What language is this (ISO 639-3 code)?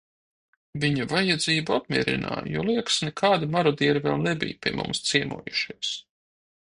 lav